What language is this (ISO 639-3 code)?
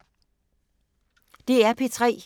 dan